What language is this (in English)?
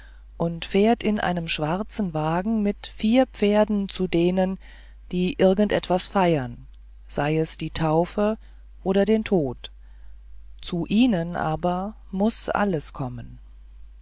German